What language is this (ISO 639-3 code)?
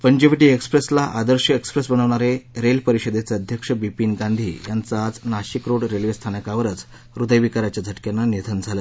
mar